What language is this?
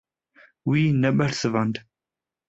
Kurdish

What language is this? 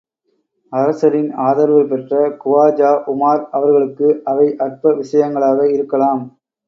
Tamil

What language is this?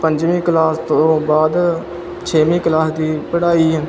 Punjabi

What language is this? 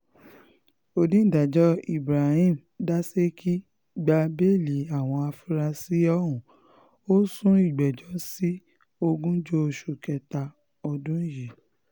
Yoruba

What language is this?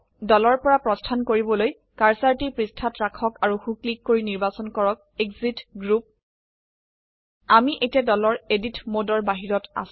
Assamese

